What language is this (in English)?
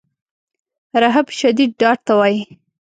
Pashto